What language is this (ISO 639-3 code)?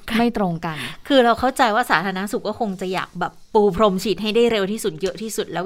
tha